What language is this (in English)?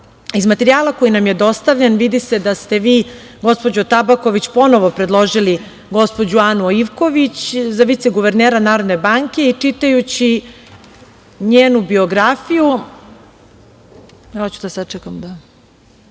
Serbian